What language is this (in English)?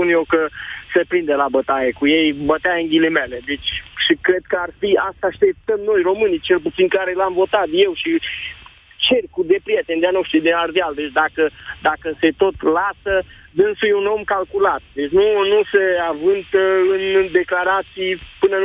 Romanian